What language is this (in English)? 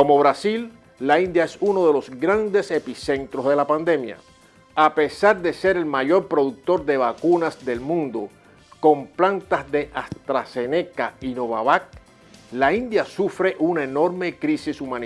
Spanish